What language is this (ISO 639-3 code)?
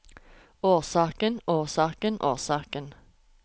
nor